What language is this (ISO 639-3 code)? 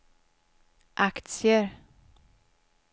swe